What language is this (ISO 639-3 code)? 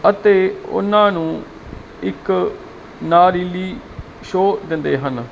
pan